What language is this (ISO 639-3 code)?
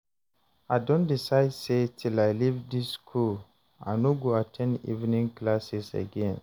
pcm